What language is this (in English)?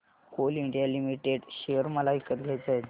Marathi